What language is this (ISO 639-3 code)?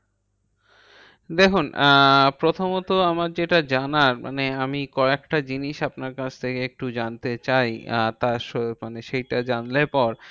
ben